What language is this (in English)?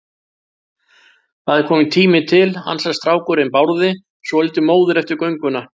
Icelandic